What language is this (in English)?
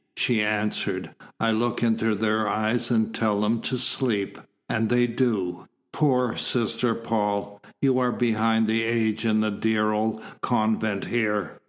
English